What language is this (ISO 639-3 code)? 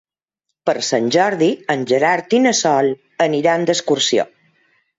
cat